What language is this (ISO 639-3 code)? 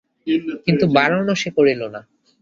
ben